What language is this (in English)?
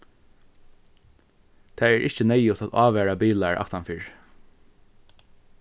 Faroese